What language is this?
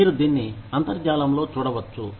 Telugu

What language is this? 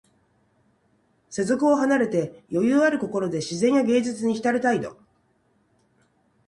Japanese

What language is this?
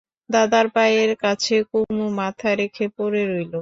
Bangla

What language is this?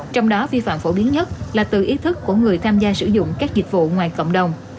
Vietnamese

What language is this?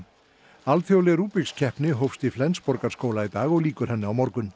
Icelandic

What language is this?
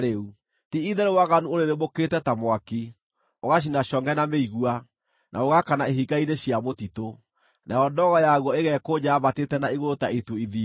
Kikuyu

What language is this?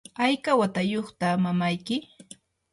Yanahuanca Pasco Quechua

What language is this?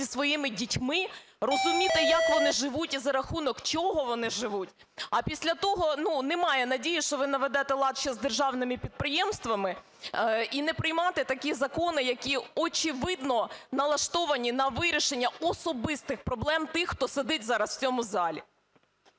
Ukrainian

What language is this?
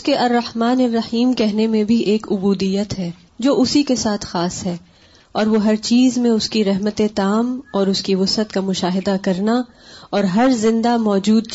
Urdu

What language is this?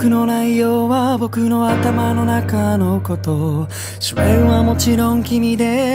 Japanese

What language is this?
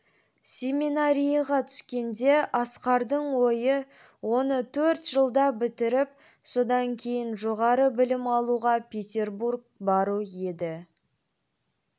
Kazakh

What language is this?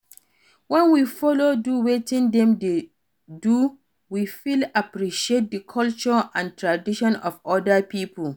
Nigerian Pidgin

